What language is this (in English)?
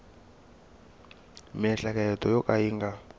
Tsonga